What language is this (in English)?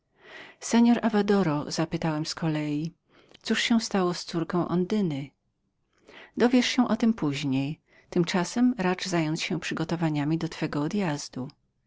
Polish